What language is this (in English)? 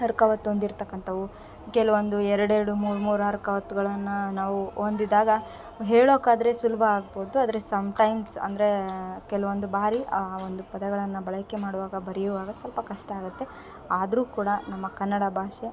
Kannada